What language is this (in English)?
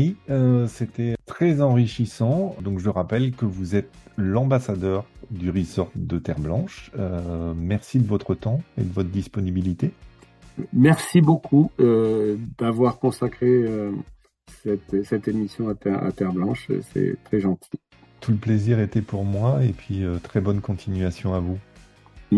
French